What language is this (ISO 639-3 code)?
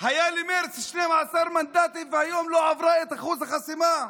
heb